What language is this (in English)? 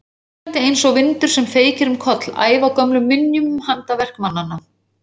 Icelandic